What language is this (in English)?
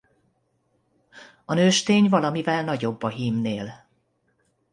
Hungarian